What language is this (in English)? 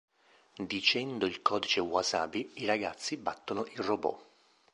Italian